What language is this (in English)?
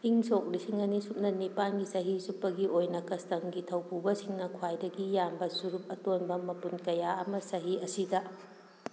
Manipuri